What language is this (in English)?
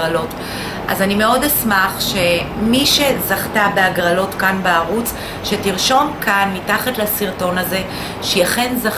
Hebrew